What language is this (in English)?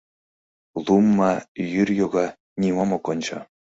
Mari